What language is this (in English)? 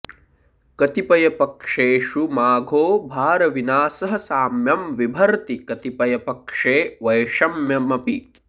Sanskrit